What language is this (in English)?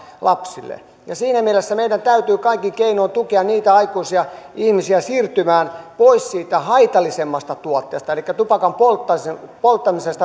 Finnish